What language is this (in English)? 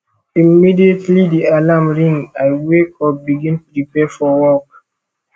Nigerian Pidgin